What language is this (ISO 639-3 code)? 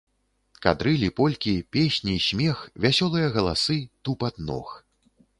bel